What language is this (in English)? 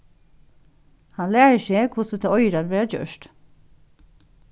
Faroese